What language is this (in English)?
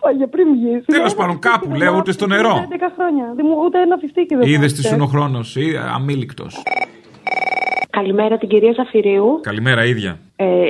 Greek